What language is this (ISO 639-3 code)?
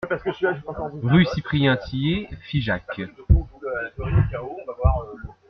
fra